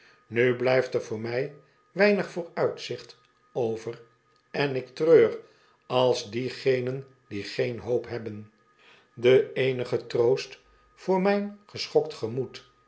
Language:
Dutch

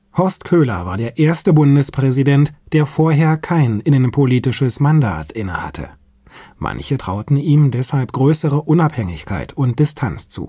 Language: German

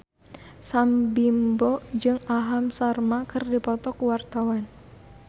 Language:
Sundanese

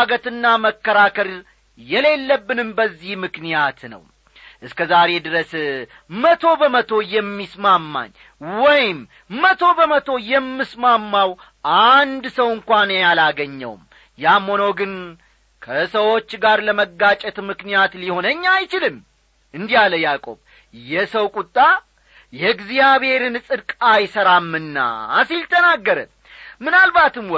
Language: Amharic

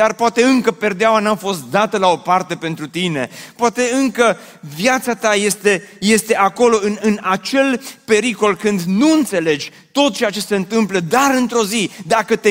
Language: Romanian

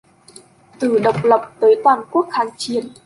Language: Vietnamese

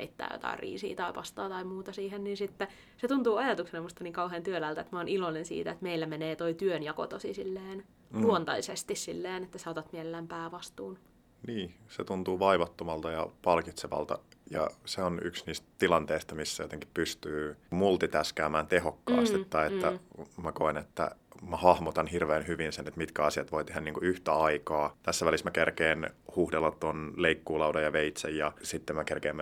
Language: Finnish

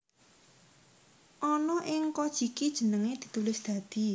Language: Javanese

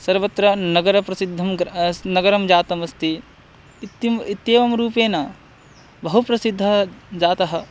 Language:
Sanskrit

